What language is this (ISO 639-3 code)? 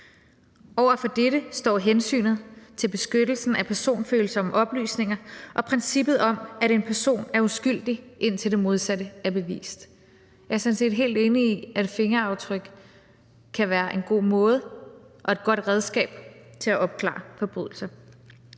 dan